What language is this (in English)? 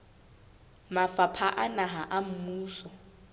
Southern Sotho